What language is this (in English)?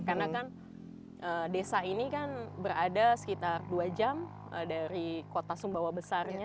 Indonesian